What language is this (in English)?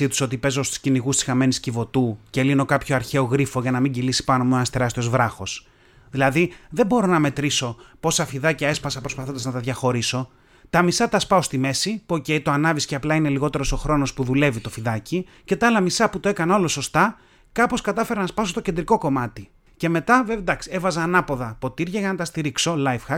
Greek